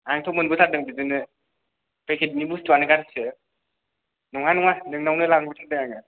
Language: Bodo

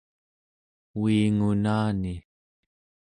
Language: Central Yupik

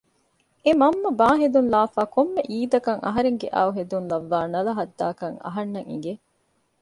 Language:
Divehi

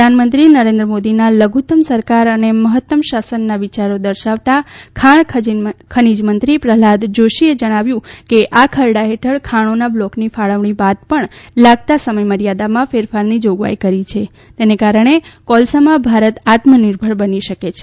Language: Gujarati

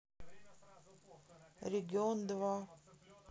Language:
Russian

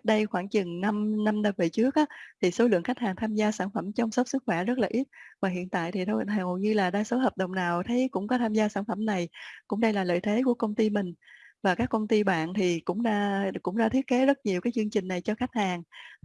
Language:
Vietnamese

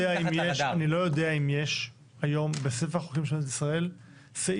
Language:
Hebrew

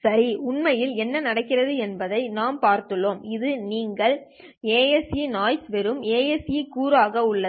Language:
Tamil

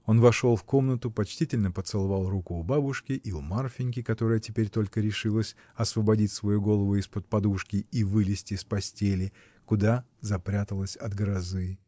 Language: Russian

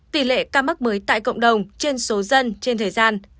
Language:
Vietnamese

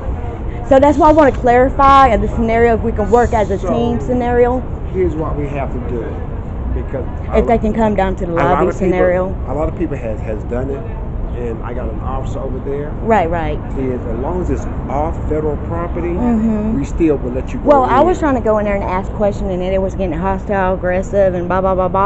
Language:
English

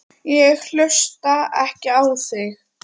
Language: Icelandic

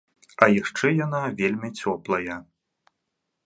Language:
Belarusian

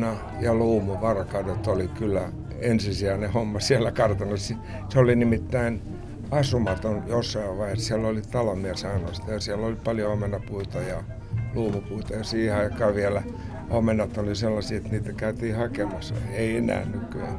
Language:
Finnish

